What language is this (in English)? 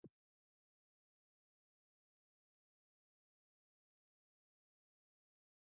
Slovenian